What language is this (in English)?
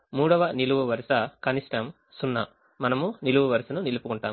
Telugu